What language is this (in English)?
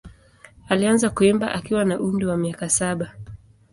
Swahili